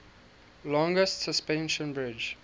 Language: English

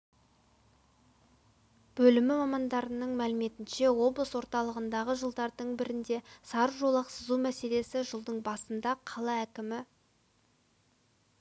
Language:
Kazakh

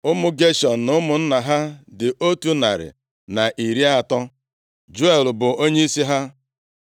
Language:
Igbo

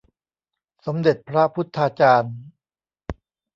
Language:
Thai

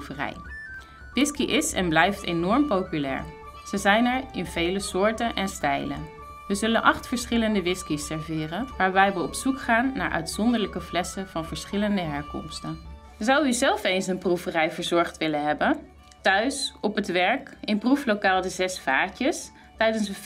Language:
Dutch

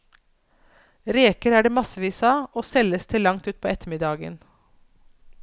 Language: Norwegian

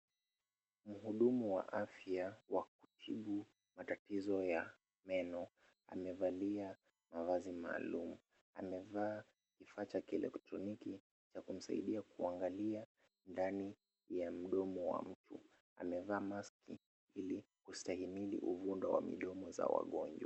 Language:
Swahili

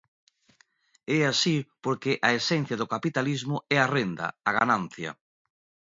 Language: Galician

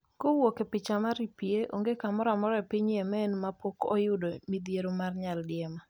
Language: Luo (Kenya and Tanzania)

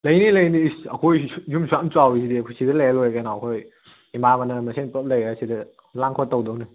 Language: Manipuri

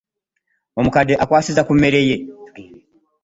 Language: Ganda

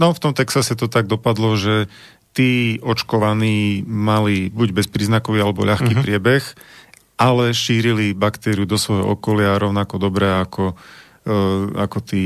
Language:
Slovak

